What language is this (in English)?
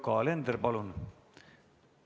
Estonian